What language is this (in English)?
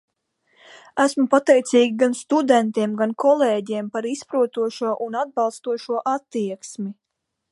Latvian